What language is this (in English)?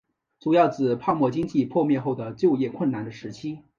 Chinese